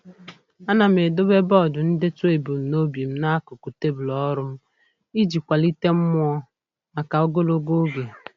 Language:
Igbo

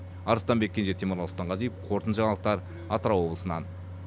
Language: Kazakh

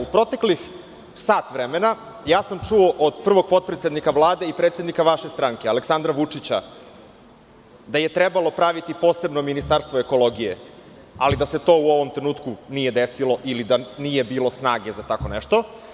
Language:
Serbian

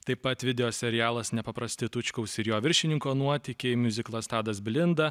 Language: Lithuanian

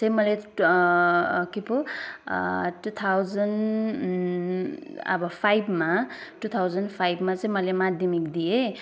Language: Nepali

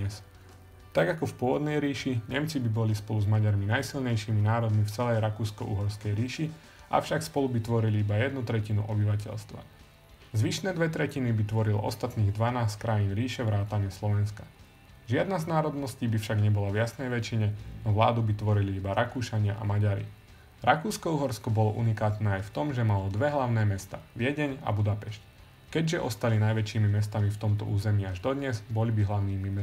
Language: Slovak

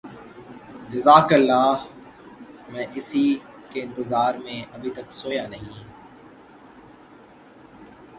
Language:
Urdu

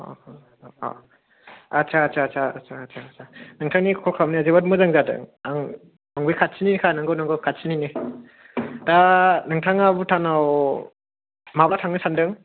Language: Bodo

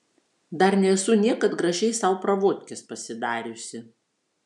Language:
Lithuanian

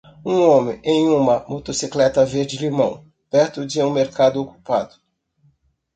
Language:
Portuguese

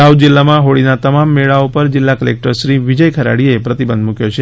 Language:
Gujarati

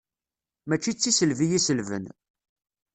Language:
Kabyle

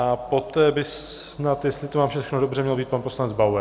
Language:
Czech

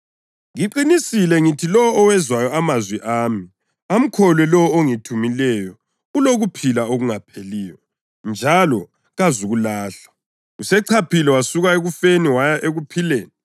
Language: North Ndebele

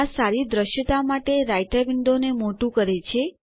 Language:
Gujarati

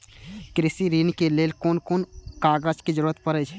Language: Maithili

